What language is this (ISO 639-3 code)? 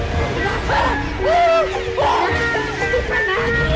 ind